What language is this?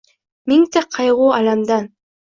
Uzbek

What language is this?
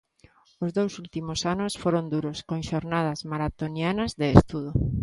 Galician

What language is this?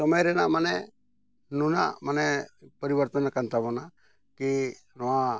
Santali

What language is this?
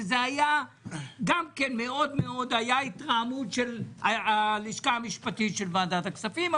Hebrew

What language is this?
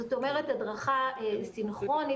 Hebrew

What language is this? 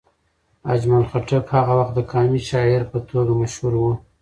Pashto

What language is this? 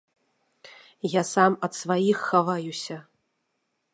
Belarusian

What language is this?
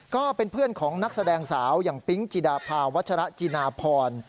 Thai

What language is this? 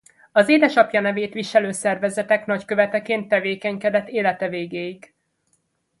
Hungarian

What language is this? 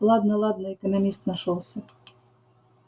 Russian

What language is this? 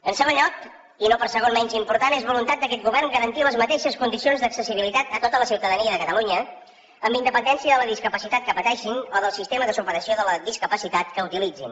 Catalan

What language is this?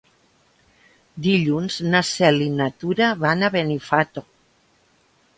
Catalan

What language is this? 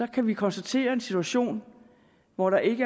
Danish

